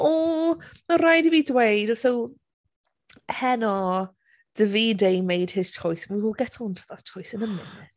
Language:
Welsh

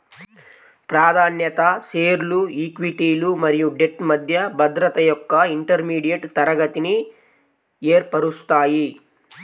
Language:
Telugu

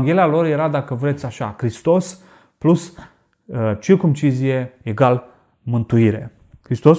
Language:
Romanian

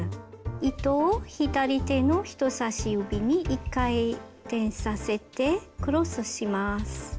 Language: Japanese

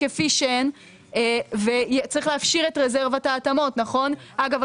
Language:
Hebrew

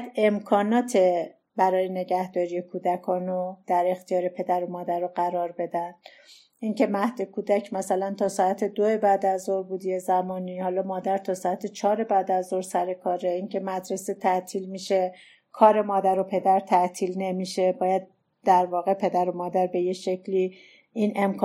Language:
Persian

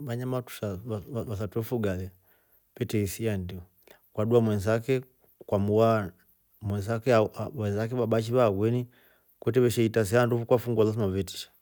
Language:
Rombo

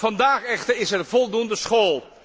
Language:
Dutch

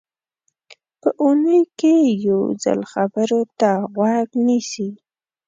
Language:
Pashto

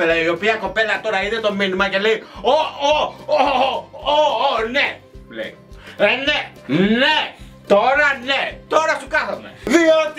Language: Greek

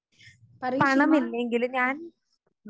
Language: Malayalam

